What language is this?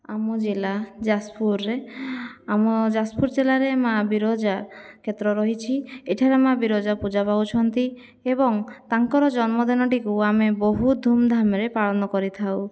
Odia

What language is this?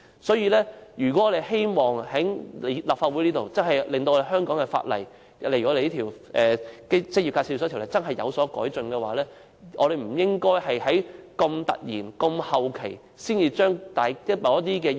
Cantonese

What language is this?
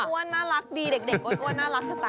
Thai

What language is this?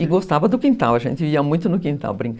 Portuguese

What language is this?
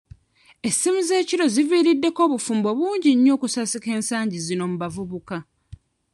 Ganda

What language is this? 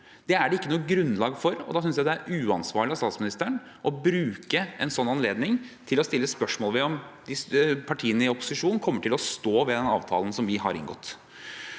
Norwegian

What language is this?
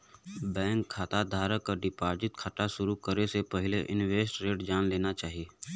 Bhojpuri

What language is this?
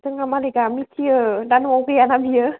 Bodo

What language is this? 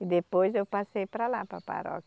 Portuguese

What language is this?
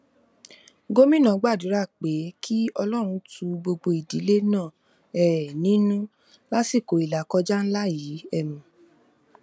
Yoruba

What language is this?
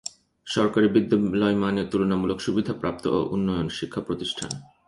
Bangla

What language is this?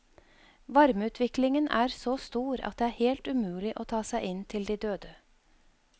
Norwegian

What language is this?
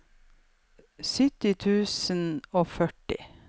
Norwegian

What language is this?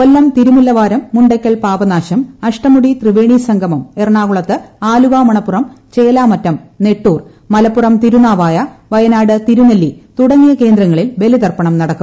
Malayalam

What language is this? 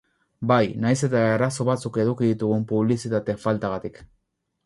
Basque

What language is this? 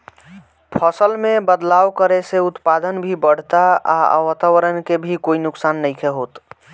Bhojpuri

